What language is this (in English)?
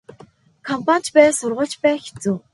Mongolian